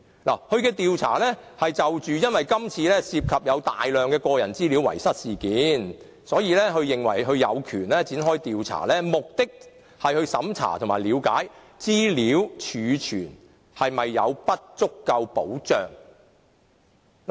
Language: Cantonese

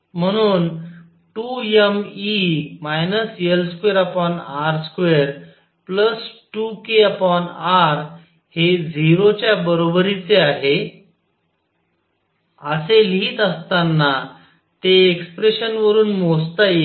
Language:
Marathi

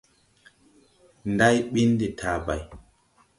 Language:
Tupuri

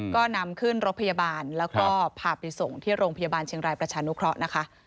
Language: Thai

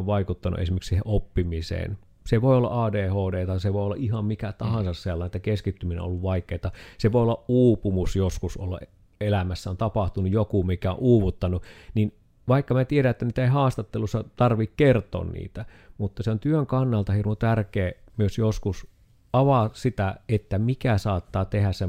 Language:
Finnish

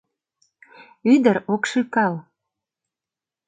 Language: Mari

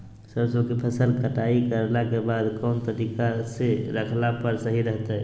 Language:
Magahi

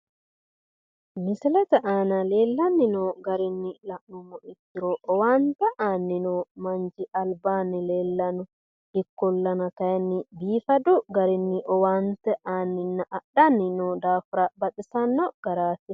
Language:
Sidamo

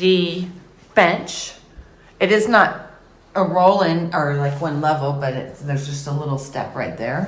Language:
English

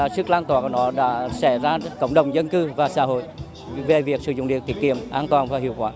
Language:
Vietnamese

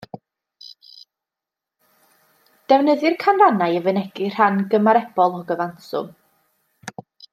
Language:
Welsh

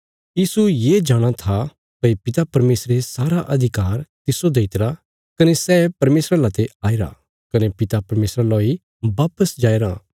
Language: Bilaspuri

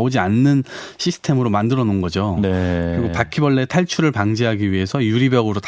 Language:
Korean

